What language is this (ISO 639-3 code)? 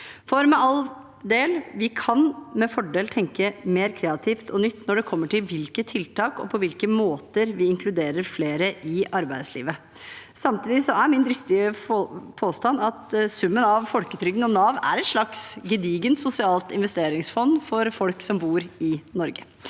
nor